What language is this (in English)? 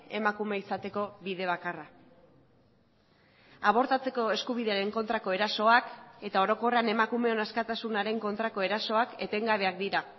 Basque